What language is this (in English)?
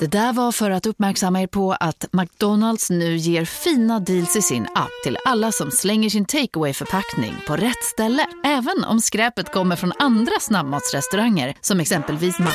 Swedish